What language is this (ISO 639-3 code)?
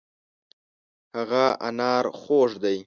pus